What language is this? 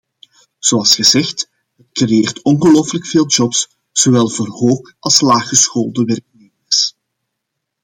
Dutch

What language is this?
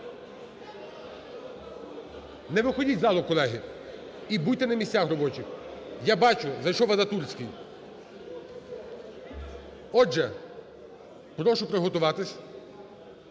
Ukrainian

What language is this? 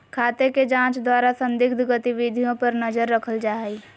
Magahi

